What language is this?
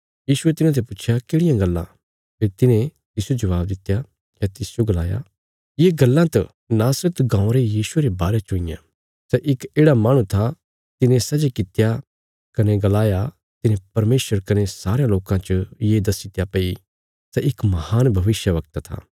Bilaspuri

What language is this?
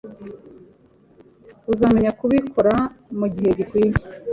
Kinyarwanda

